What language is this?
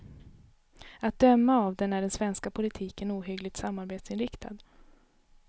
Swedish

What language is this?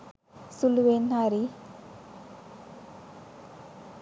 Sinhala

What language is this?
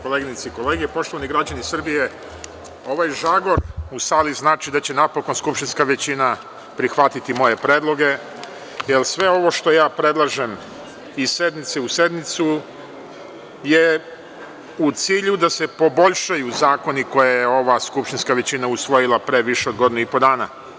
Serbian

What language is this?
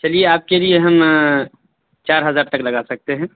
Urdu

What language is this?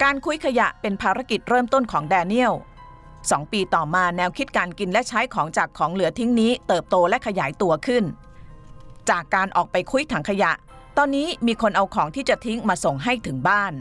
Thai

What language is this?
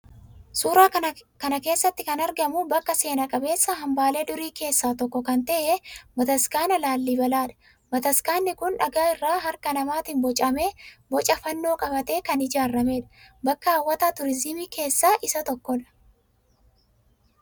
Oromo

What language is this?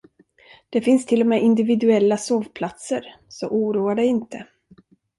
Swedish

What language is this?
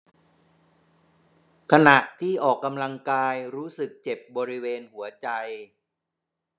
Thai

